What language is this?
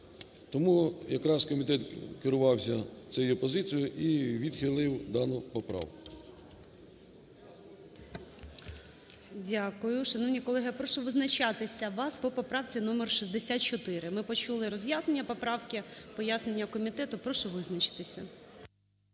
Ukrainian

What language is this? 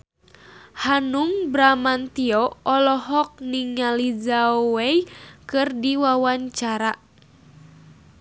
Sundanese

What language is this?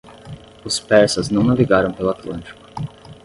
Portuguese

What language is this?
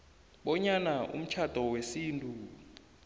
South Ndebele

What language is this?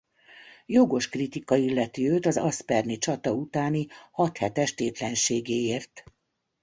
Hungarian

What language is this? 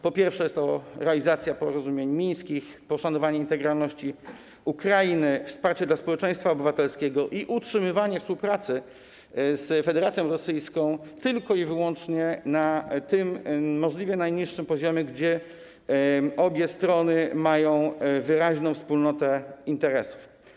Polish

